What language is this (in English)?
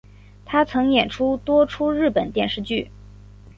Chinese